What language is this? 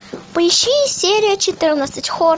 Russian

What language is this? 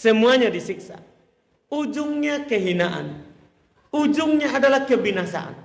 Indonesian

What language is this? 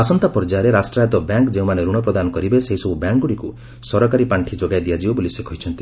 Odia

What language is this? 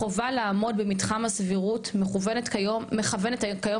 Hebrew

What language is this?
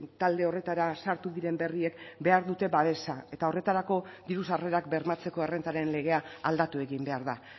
Basque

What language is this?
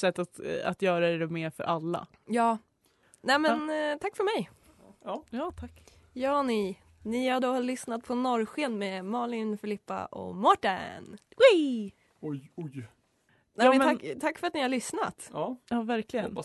Swedish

